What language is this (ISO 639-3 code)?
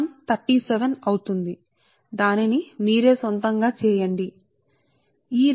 tel